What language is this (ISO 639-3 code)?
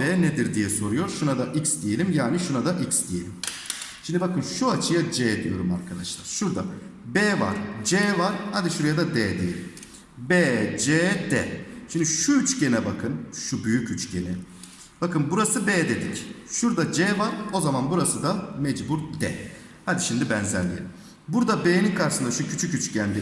tur